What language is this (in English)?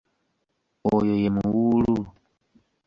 Ganda